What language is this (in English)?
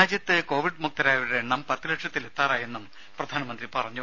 Malayalam